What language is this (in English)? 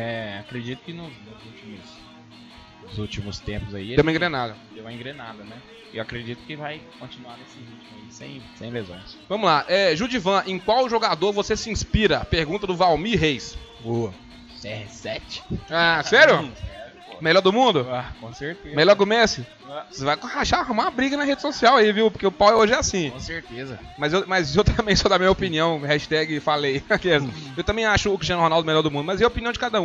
Portuguese